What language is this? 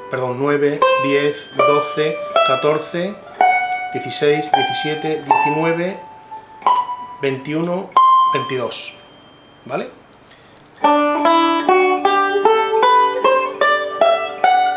Spanish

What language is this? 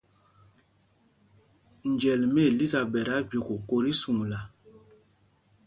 Mpumpong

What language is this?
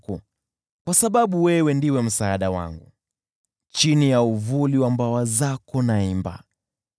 Swahili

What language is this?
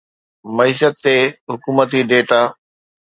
Sindhi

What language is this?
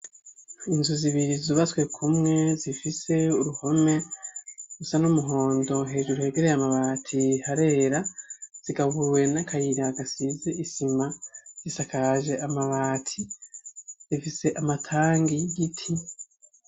Rundi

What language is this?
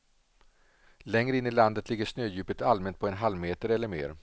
Swedish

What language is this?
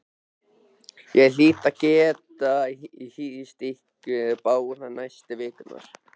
Icelandic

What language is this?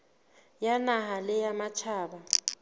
Southern Sotho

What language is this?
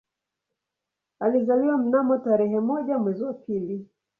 Swahili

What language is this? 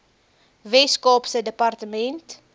Afrikaans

